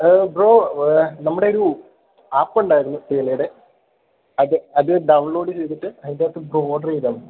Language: Malayalam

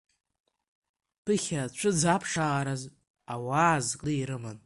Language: Abkhazian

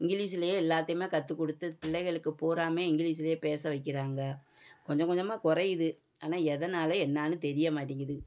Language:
Tamil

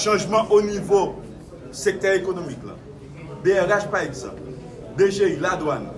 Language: French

